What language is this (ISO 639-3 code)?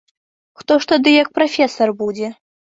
bel